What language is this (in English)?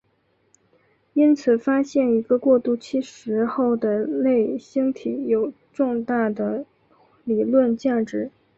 Chinese